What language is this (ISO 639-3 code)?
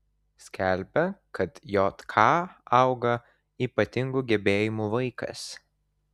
lit